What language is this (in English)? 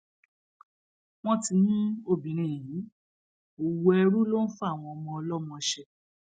Yoruba